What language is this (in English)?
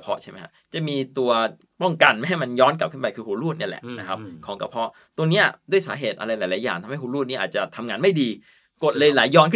Thai